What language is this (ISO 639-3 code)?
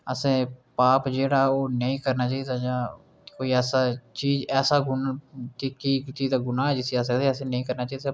doi